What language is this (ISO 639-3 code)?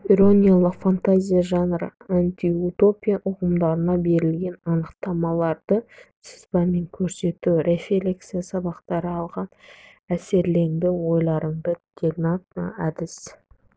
kaz